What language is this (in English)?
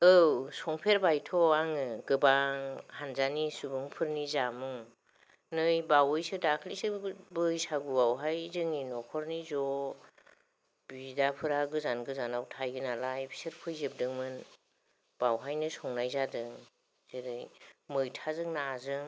Bodo